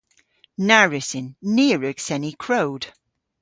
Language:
Cornish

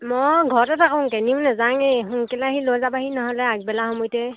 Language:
Assamese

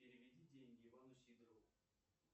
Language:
Russian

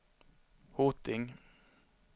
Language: Swedish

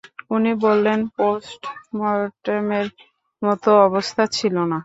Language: Bangla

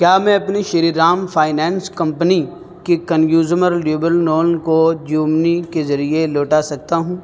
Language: Urdu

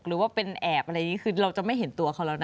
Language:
Thai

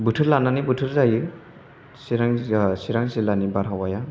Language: Bodo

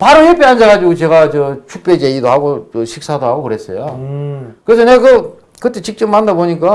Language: Korean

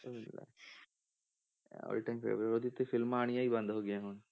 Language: Punjabi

